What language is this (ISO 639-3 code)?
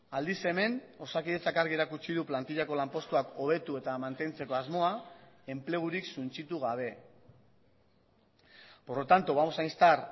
eus